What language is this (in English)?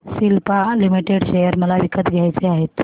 Marathi